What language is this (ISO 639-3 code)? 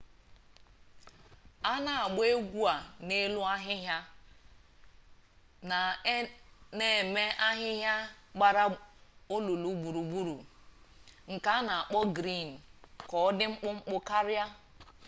ibo